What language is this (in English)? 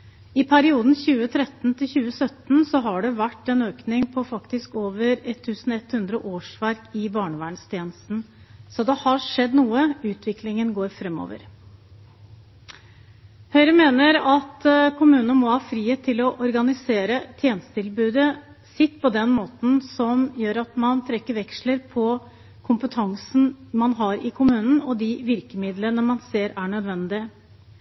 Norwegian Bokmål